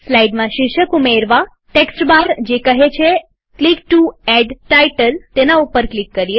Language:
Gujarati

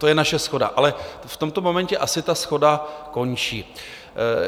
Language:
Czech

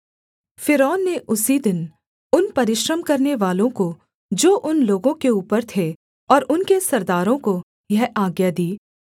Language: Hindi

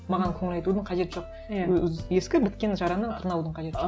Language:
Kazakh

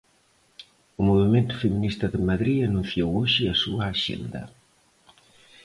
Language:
Galician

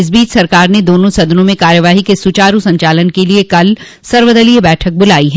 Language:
Hindi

